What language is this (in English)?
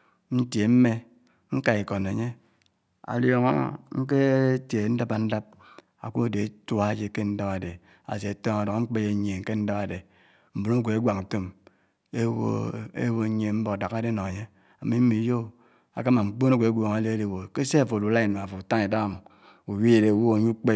Anaang